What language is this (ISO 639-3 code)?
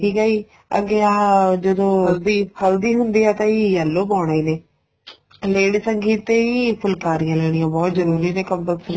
pan